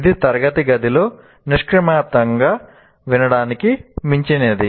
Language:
Telugu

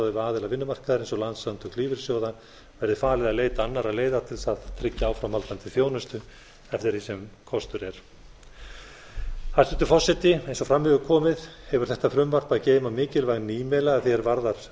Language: Icelandic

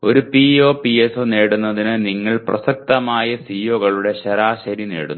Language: Malayalam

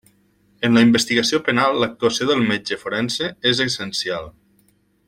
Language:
Catalan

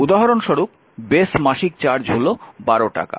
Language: Bangla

